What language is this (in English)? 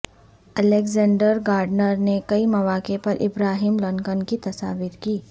Urdu